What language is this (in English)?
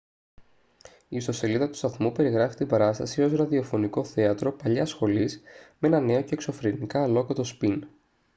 Greek